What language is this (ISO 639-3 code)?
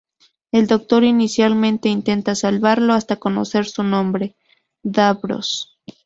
spa